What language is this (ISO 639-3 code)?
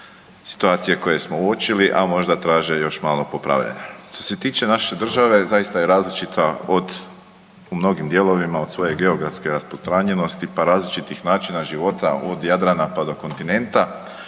hrv